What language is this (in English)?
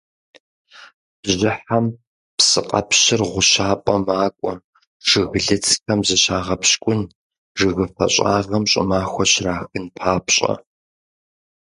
Kabardian